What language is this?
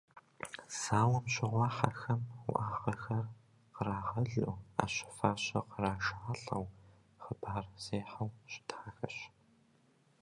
Kabardian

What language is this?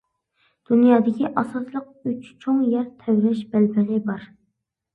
Uyghur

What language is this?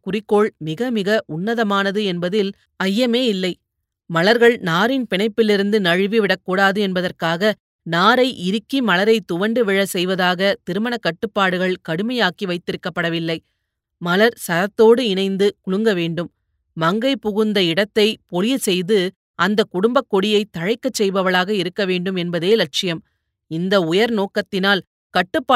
Tamil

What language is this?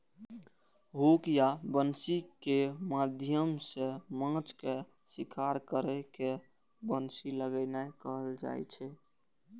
Maithili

